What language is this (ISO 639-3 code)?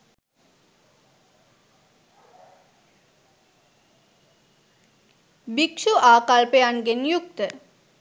sin